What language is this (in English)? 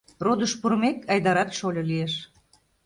Mari